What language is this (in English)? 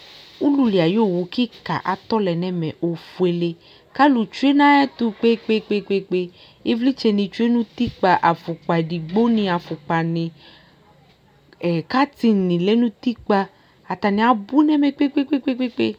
Ikposo